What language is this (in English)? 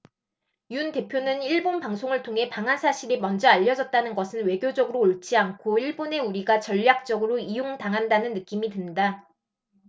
Korean